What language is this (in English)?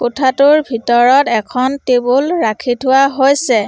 Assamese